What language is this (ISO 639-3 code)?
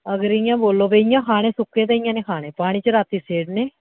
doi